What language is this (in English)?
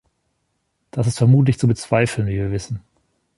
German